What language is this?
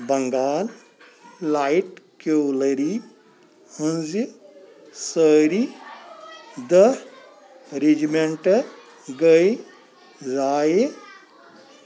Kashmiri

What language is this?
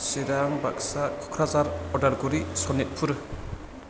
Bodo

